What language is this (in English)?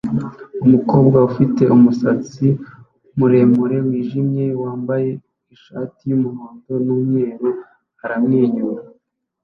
Kinyarwanda